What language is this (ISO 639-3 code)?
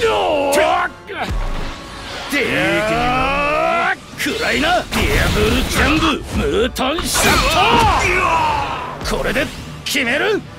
jpn